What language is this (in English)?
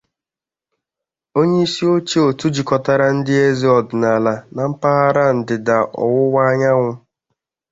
Igbo